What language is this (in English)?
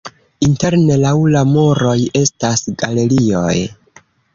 Esperanto